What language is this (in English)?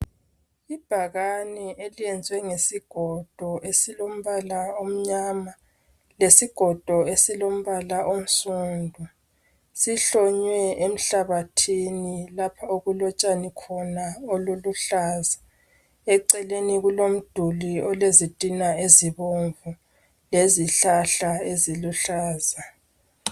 North Ndebele